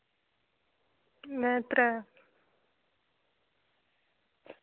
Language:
Dogri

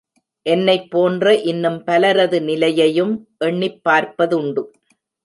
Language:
Tamil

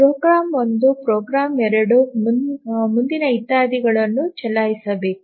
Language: Kannada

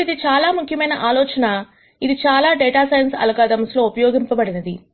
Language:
Telugu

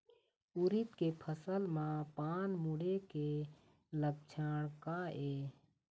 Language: Chhattisgarhi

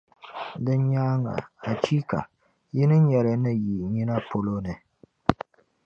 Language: Dagbani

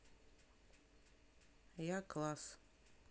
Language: Russian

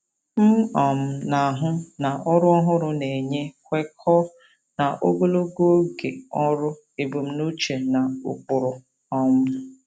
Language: Igbo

